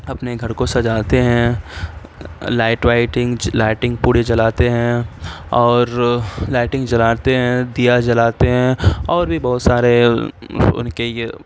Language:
Urdu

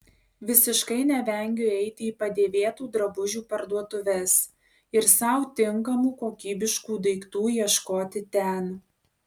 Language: Lithuanian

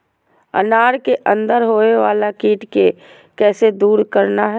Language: Magahi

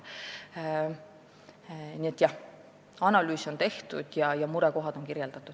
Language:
Estonian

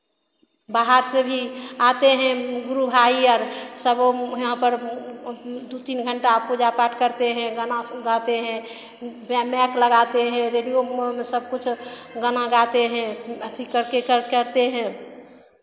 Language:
Hindi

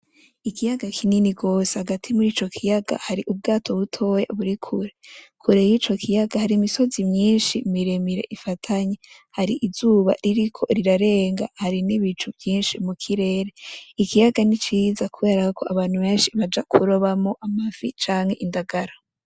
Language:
Rundi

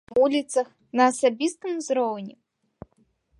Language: Belarusian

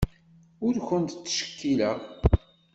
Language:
Kabyle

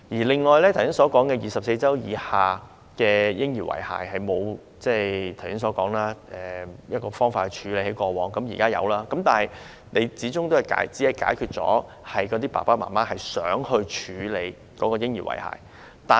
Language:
Cantonese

